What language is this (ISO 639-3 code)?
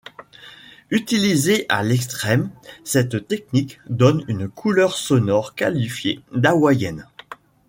fra